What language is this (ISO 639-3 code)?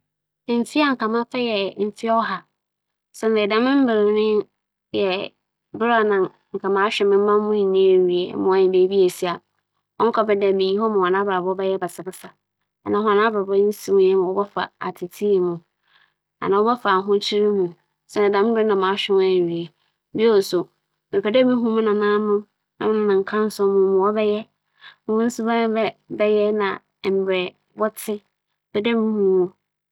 aka